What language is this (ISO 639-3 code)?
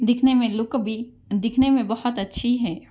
urd